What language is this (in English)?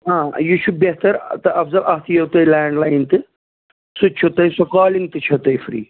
Kashmiri